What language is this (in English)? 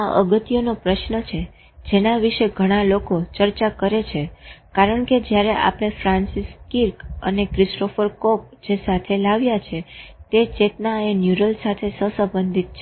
Gujarati